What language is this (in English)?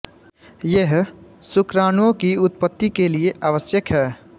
Hindi